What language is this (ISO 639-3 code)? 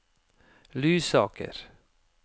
nor